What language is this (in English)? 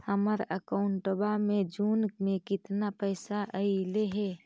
Magahi